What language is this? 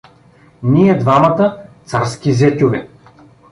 Bulgarian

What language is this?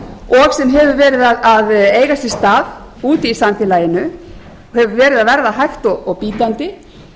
Icelandic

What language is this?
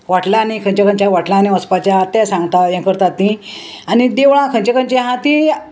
Konkani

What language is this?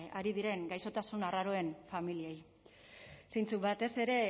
Basque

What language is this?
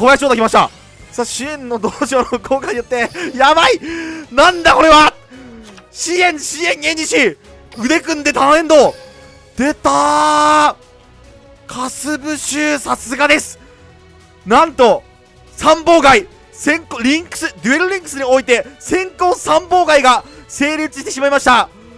Japanese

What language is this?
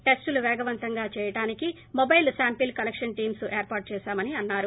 Telugu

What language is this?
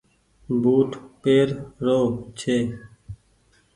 Goaria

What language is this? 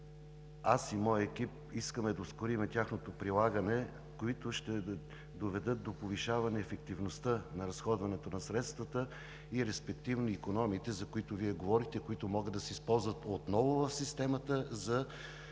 Bulgarian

